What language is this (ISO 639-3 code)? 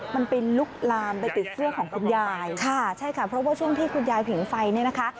tha